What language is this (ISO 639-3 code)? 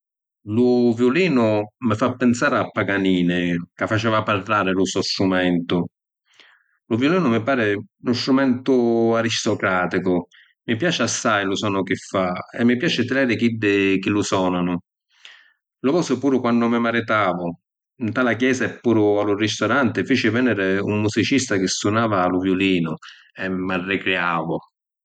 scn